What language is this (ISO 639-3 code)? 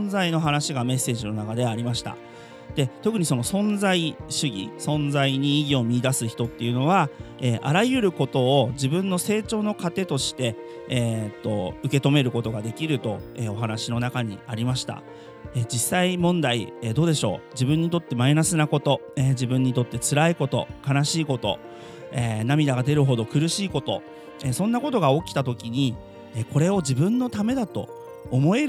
jpn